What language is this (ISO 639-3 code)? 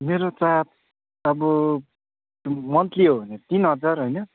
nep